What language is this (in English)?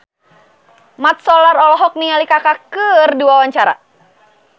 Sundanese